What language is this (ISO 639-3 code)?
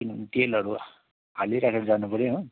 nep